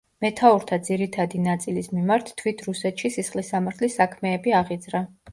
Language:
Georgian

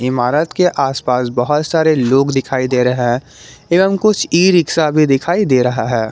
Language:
Hindi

